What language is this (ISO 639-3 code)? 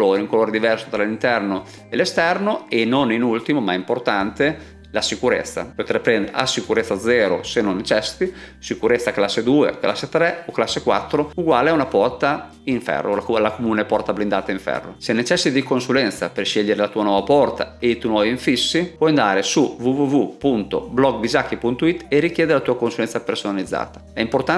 ita